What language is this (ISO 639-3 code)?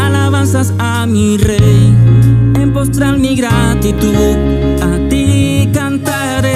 spa